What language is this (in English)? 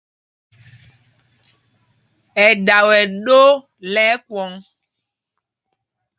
Mpumpong